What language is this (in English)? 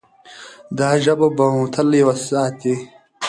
Pashto